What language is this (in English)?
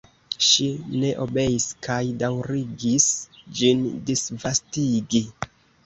Esperanto